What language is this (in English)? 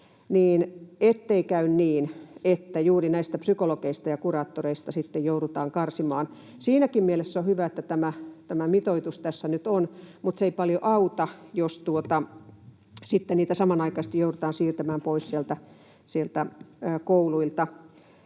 Finnish